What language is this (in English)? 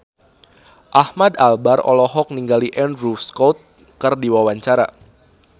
Sundanese